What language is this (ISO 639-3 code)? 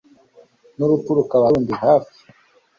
kin